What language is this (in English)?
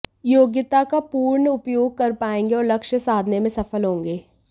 Hindi